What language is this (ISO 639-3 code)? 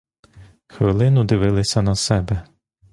ukr